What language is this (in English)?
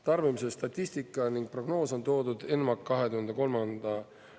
Estonian